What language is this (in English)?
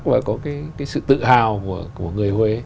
Vietnamese